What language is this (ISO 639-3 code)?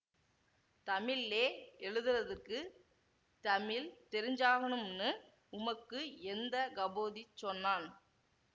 tam